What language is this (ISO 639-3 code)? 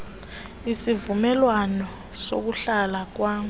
xho